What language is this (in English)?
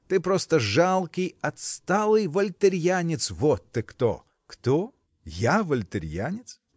Russian